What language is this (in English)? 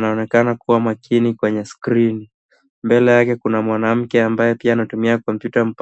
Swahili